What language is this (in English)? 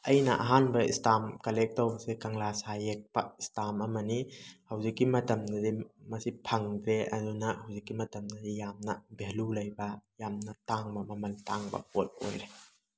Manipuri